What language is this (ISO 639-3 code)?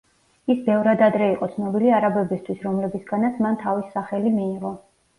kat